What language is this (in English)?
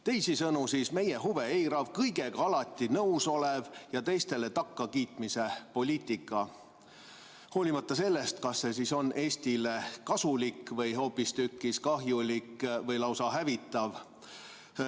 Estonian